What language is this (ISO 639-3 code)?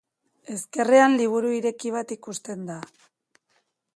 eus